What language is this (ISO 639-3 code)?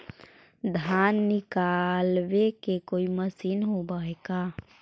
mag